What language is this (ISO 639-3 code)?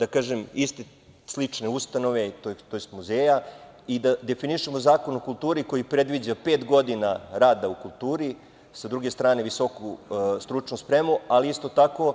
srp